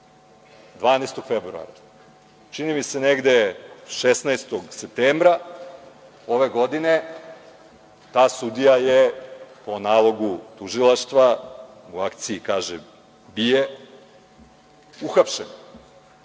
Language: Serbian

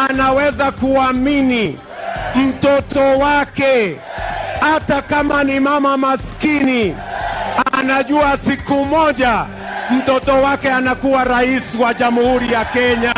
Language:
Swahili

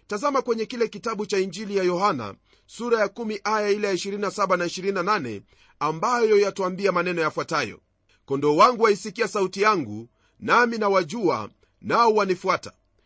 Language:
Swahili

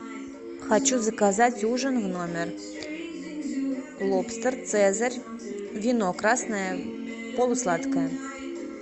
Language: Russian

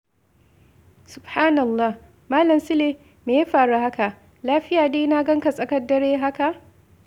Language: Hausa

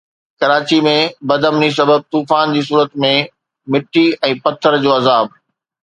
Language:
Sindhi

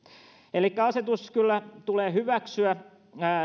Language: Finnish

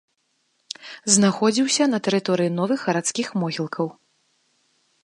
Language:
Belarusian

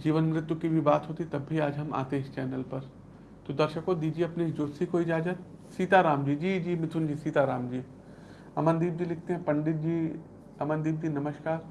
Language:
Hindi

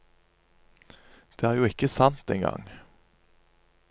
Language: Norwegian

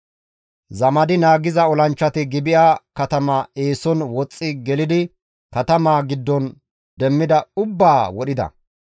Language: Gamo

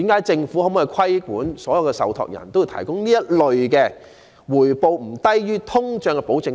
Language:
Cantonese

